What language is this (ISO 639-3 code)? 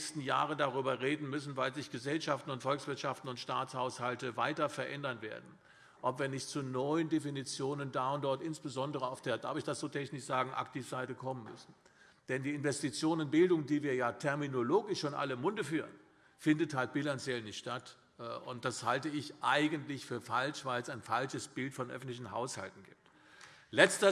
deu